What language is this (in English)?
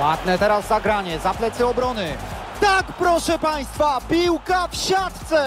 Polish